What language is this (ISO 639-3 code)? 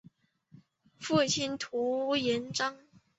zho